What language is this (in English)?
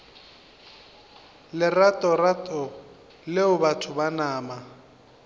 Northern Sotho